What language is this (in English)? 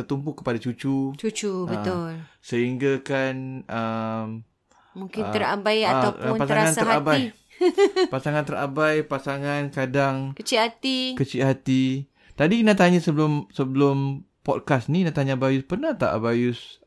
Malay